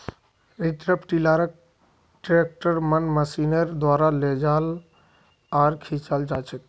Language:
Magahi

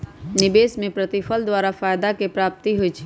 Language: Magahi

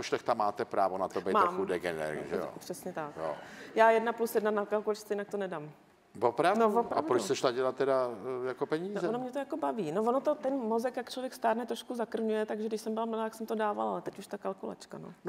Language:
Czech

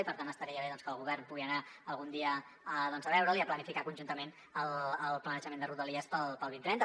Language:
Catalan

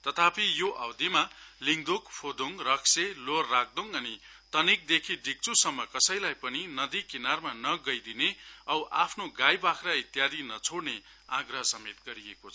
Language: Nepali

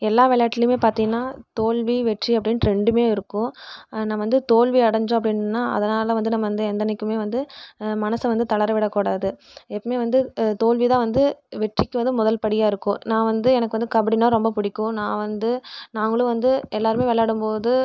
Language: Tamil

